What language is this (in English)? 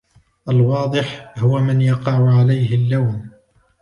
Arabic